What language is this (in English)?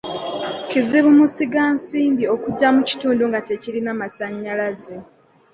Ganda